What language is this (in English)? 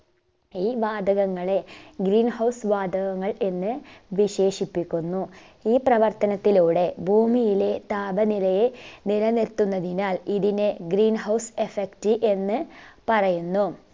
Malayalam